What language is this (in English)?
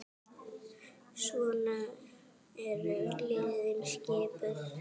Icelandic